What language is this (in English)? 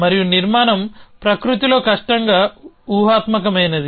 Telugu